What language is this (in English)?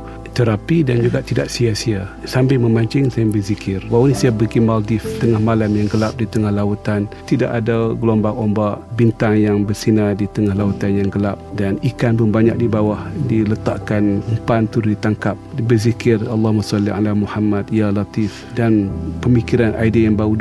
Malay